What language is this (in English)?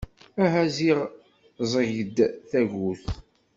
Kabyle